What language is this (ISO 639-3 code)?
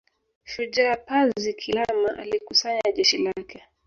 swa